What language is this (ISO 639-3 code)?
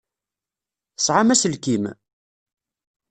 kab